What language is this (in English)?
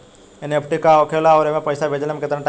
Bhojpuri